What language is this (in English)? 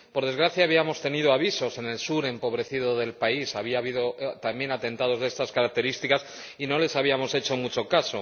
Spanish